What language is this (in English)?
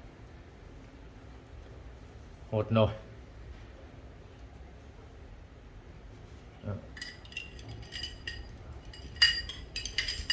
Vietnamese